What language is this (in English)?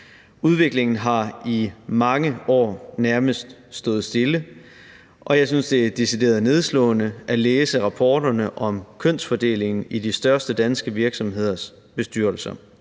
Danish